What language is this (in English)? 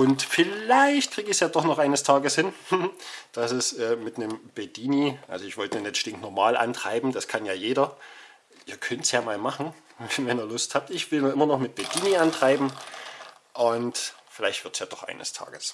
German